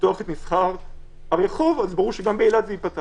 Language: Hebrew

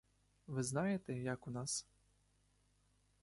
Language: Ukrainian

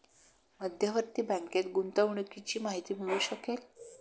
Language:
Marathi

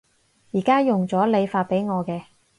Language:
Cantonese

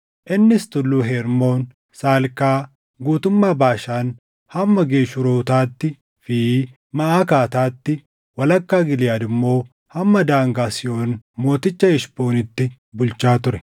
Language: Oromo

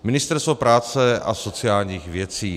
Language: Czech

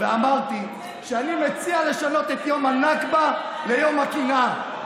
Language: Hebrew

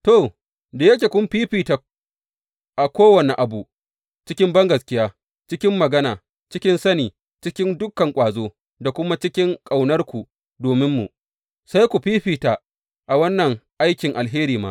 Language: Hausa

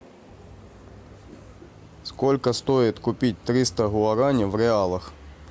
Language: Russian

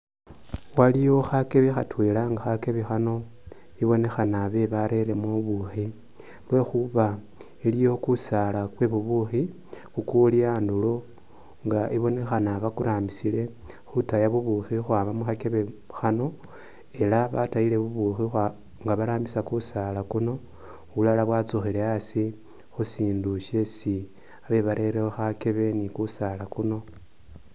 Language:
Masaaba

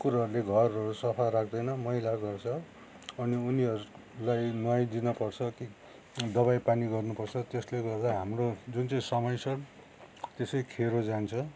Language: Nepali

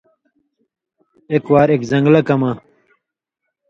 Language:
Indus Kohistani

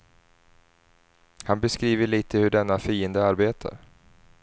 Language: Swedish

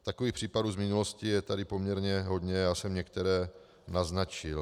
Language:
Czech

